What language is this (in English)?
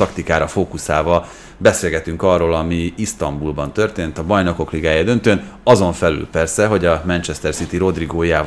Hungarian